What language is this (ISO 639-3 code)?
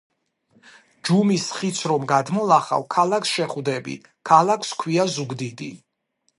kat